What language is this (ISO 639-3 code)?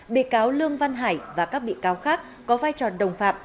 vie